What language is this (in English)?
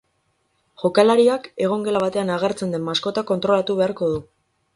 Basque